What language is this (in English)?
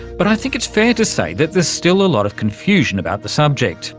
English